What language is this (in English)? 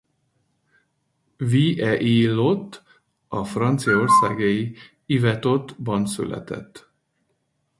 Hungarian